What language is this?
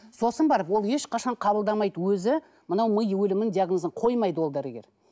Kazakh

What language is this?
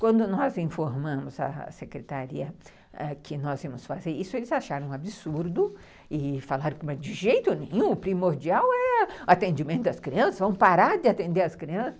Portuguese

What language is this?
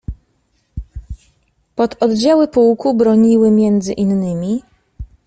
Polish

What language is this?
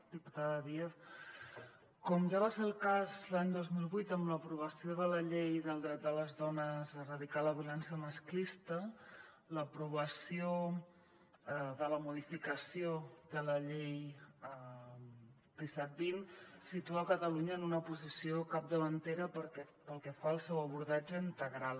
Catalan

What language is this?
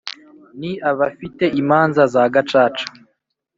Kinyarwanda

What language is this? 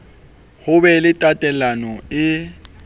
Southern Sotho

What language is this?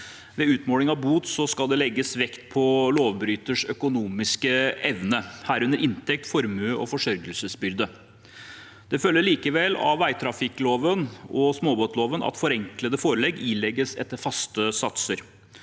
Norwegian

